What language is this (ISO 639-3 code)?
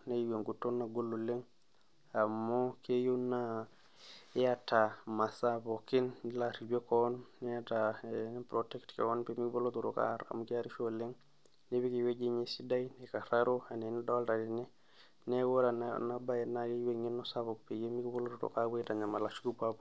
mas